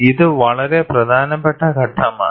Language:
Malayalam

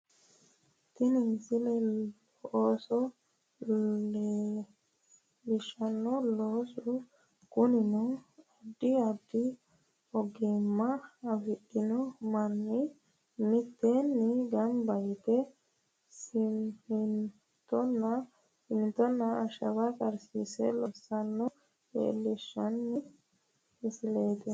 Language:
Sidamo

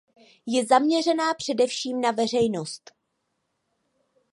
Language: Czech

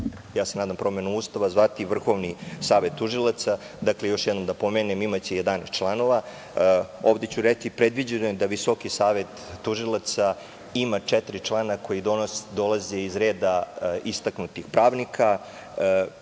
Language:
Serbian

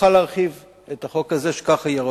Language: Hebrew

